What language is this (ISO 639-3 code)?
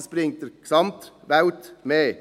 gsw